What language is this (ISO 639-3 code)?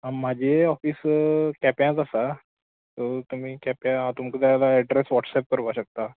kok